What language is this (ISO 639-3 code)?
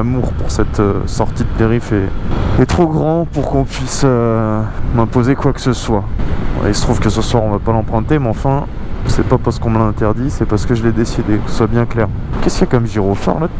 fra